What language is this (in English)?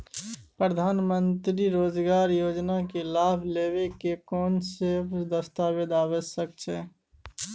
Maithili